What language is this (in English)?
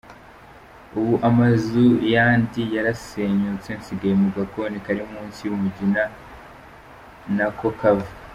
Kinyarwanda